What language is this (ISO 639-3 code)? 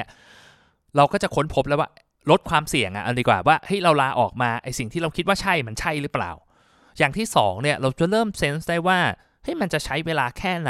tha